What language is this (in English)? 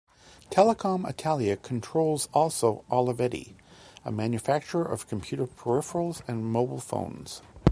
English